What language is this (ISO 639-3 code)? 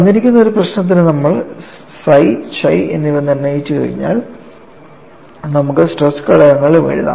mal